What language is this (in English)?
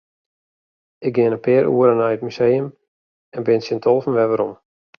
Western Frisian